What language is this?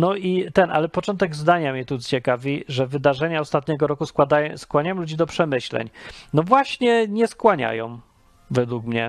Polish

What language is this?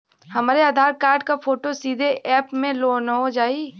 Bhojpuri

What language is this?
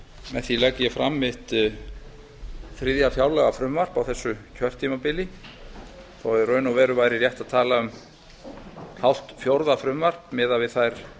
Icelandic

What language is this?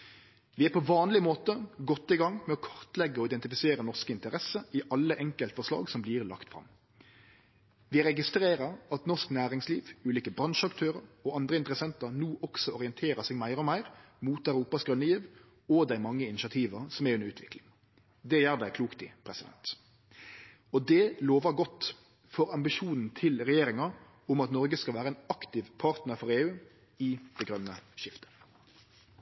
Norwegian Nynorsk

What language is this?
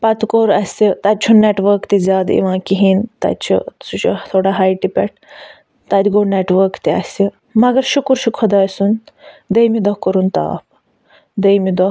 Kashmiri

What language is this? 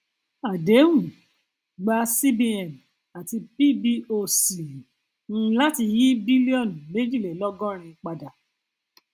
Yoruba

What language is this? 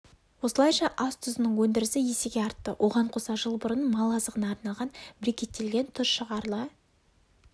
Kazakh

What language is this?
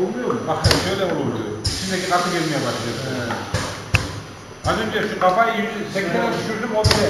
Turkish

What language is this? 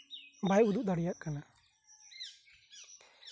Santali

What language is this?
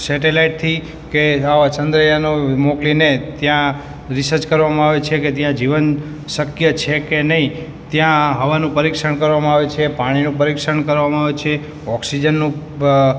Gujarati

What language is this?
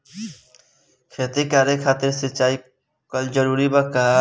Bhojpuri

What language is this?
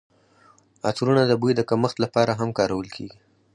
Pashto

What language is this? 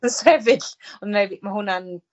Welsh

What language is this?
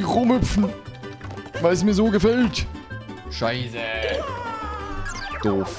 German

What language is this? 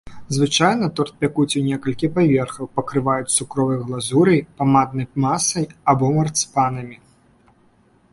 Belarusian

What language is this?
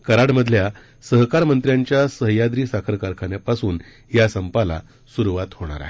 Marathi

